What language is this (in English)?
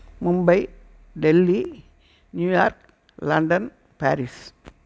Tamil